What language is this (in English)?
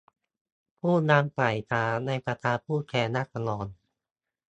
Thai